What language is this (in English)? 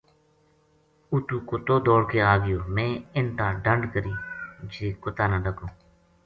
Gujari